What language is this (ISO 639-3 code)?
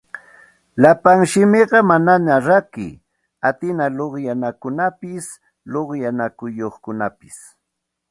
qxt